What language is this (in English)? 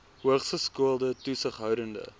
Afrikaans